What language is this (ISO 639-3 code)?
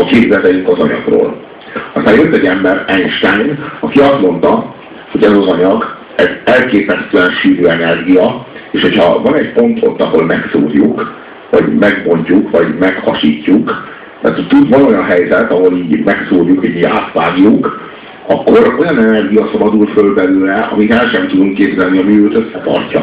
hun